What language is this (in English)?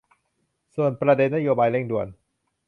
Thai